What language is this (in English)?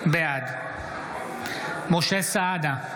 Hebrew